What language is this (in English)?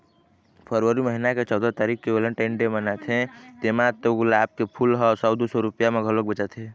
Chhattisgarhi